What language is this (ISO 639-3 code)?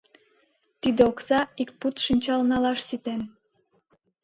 chm